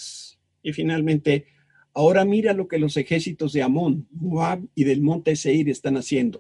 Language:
Spanish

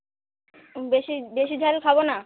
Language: Bangla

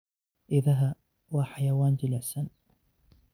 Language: Somali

